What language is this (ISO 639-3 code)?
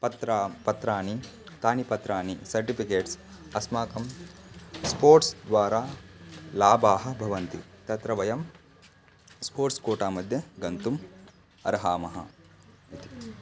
san